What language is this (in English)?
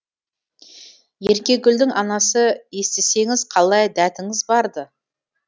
Kazakh